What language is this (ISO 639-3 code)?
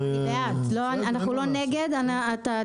heb